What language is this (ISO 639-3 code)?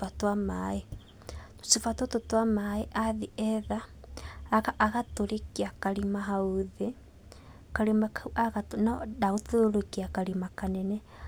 kik